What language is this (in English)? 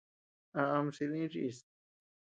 Tepeuxila Cuicatec